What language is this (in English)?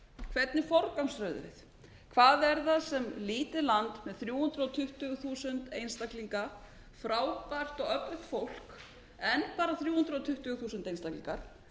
Icelandic